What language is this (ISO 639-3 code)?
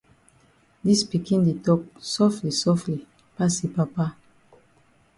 wes